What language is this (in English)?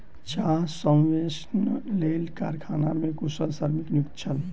Maithili